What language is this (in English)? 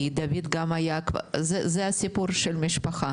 Hebrew